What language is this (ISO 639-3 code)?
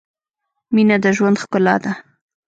pus